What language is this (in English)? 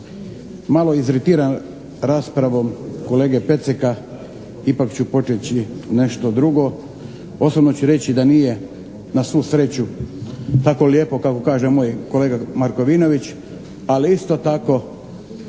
Croatian